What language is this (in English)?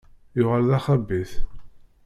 Kabyle